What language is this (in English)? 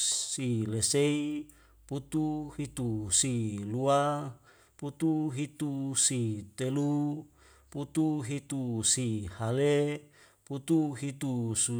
Wemale